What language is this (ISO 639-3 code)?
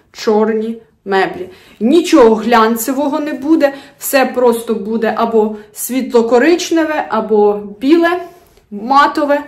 ukr